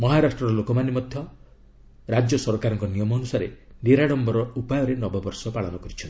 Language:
Odia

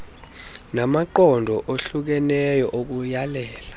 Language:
Xhosa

